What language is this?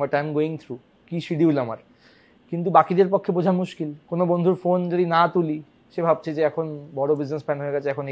Bangla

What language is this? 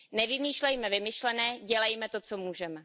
Czech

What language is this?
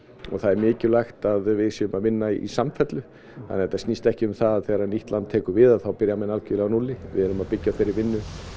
Icelandic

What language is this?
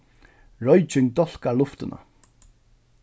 Faroese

